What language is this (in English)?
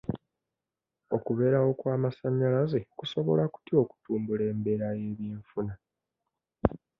Ganda